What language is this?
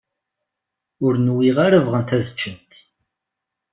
Kabyle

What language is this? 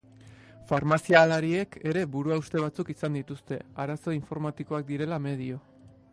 Basque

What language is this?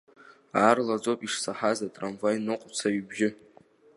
Abkhazian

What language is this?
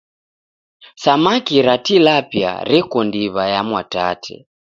Taita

